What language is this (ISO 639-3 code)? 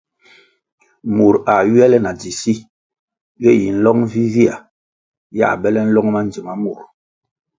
nmg